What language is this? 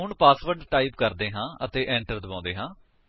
Punjabi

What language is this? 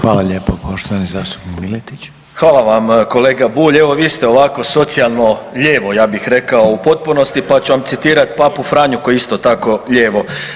Croatian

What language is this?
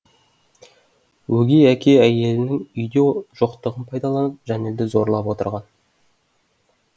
Kazakh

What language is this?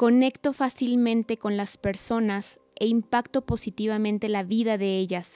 Spanish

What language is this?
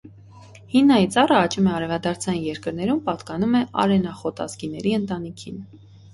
Armenian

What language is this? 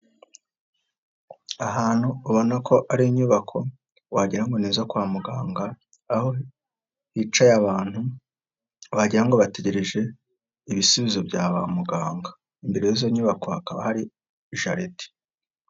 Kinyarwanda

